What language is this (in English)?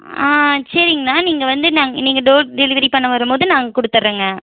Tamil